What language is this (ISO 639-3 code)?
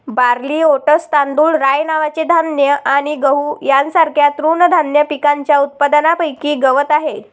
mar